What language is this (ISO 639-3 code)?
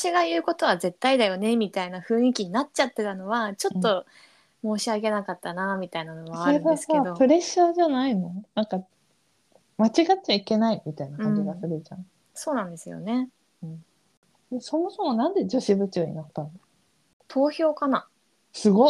jpn